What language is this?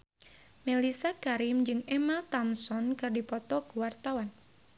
Sundanese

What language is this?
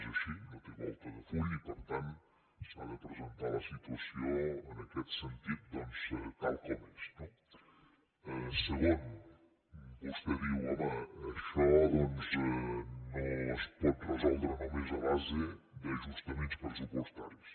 Catalan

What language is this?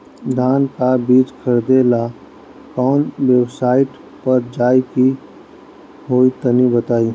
Bhojpuri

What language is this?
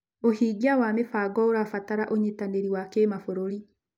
Kikuyu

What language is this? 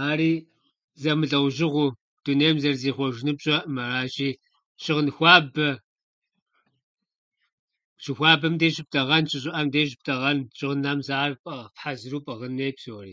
Kabardian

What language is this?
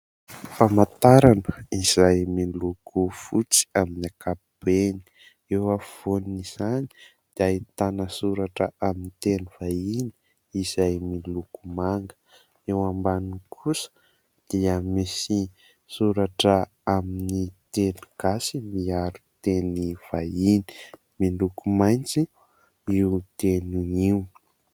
Malagasy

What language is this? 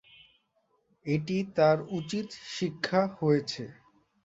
Bangla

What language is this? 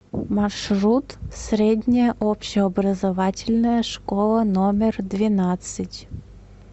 Russian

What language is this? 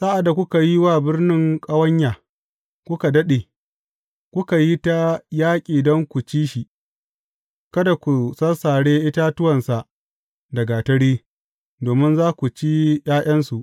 Hausa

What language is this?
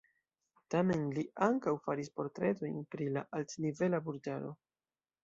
Esperanto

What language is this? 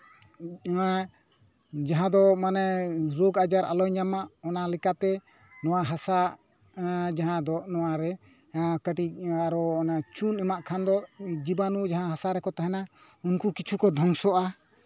Santali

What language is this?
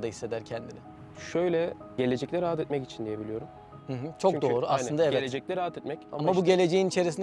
Turkish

